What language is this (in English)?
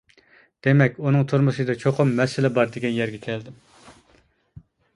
Uyghur